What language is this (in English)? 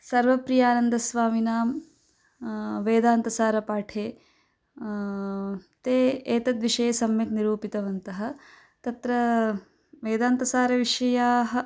Sanskrit